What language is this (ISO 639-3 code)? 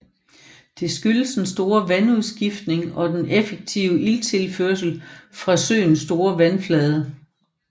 dan